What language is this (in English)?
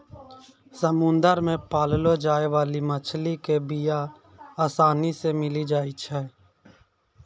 Maithili